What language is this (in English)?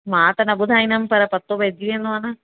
Sindhi